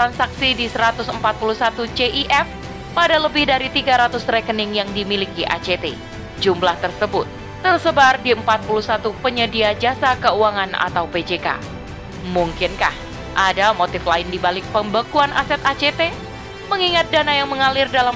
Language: Indonesian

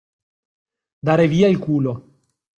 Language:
Italian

